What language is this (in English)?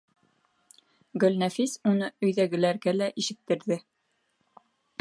Bashkir